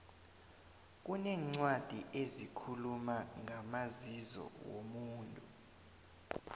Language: South Ndebele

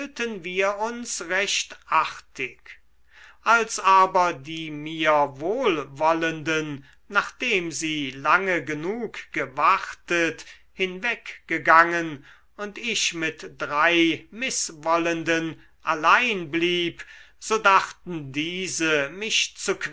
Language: German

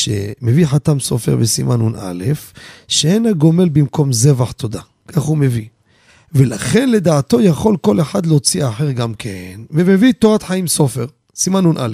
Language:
Hebrew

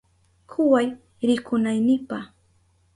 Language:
Southern Pastaza Quechua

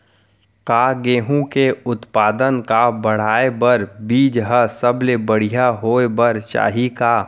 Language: Chhattisgarhi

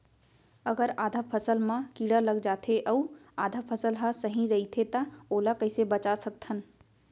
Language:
Chhattisgarhi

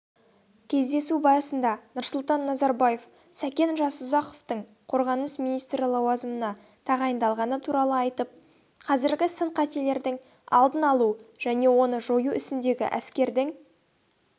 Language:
Kazakh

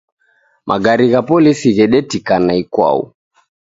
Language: Taita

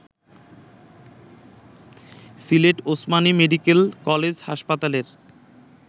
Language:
Bangla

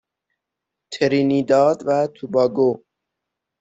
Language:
Persian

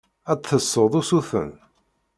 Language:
Kabyle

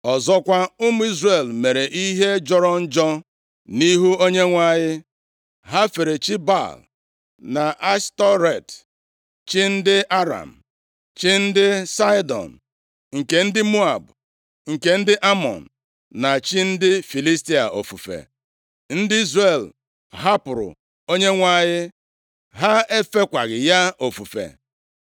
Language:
Igbo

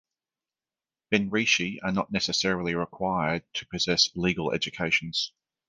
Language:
English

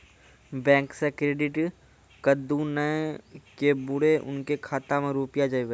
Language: Maithili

